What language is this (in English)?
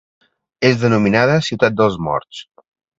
Catalan